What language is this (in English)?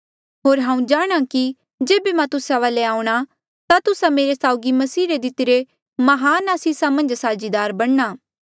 Mandeali